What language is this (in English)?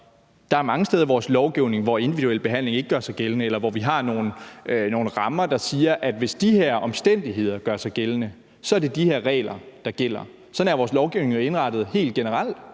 Danish